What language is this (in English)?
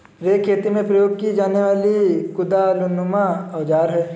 Hindi